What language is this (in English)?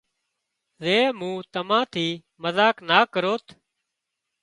Wadiyara Koli